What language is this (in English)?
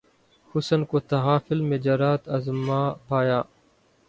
Urdu